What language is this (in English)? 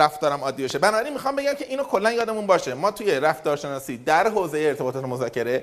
Persian